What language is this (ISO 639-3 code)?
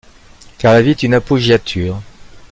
fra